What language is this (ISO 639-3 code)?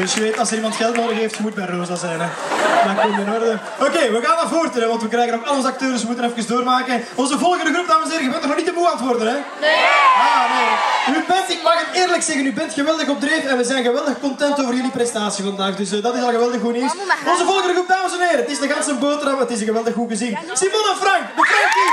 nld